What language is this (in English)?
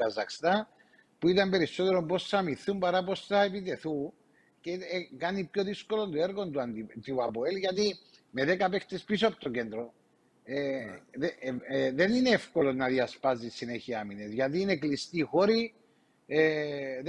Greek